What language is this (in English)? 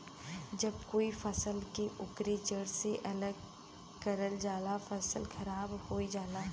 Bhojpuri